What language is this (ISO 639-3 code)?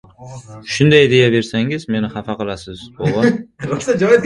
uzb